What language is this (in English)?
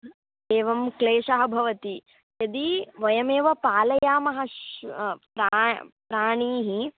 Sanskrit